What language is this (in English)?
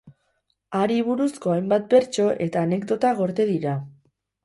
Basque